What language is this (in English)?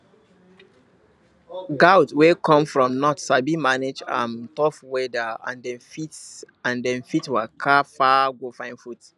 Nigerian Pidgin